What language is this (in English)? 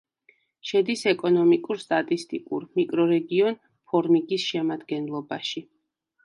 Georgian